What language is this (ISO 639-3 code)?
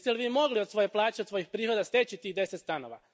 hrv